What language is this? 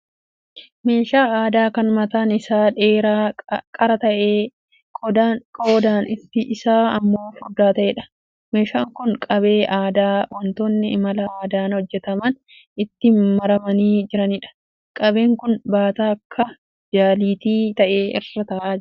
Oromo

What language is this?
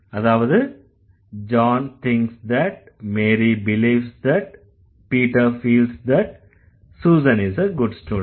Tamil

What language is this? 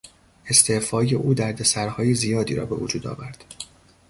Persian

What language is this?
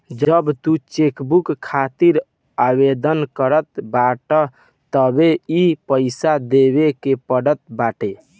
Bhojpuri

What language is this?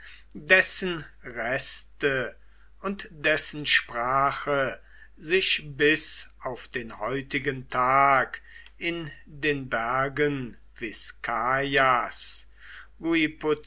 German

